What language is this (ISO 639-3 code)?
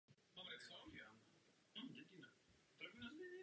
ces